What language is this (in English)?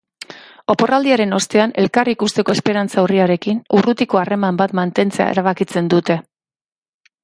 Basque